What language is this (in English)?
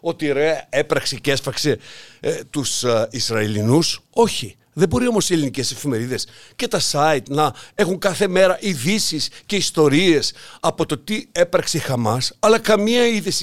Greek